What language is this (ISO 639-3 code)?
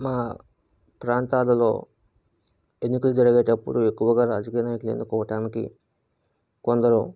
tel